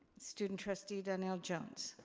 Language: English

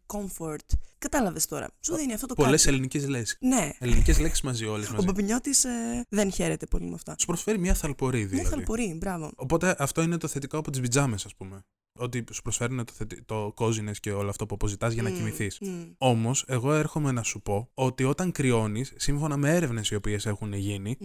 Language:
Greek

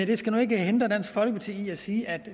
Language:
Danish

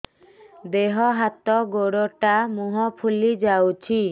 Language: Odia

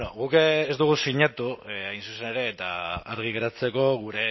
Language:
Basque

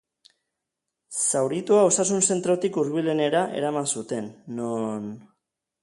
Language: Basque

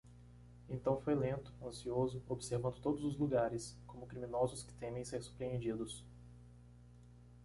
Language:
Portuguese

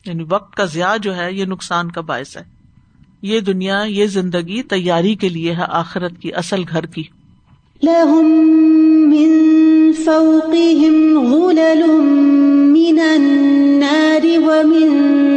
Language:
Urdu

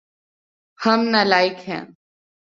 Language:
Urdu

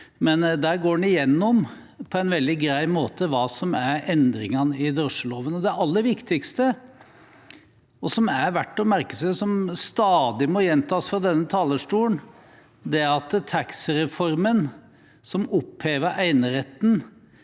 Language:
Norwegian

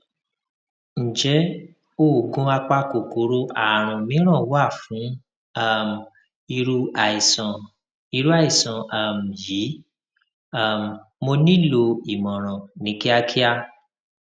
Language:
Yoruba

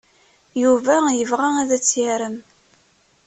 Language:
Kabyle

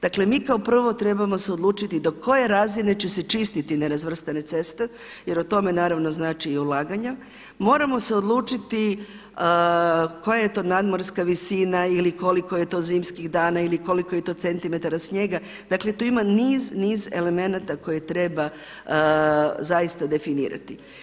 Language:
Croatian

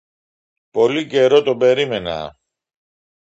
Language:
Greek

